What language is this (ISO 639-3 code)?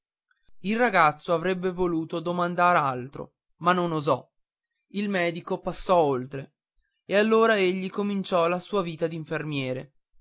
ita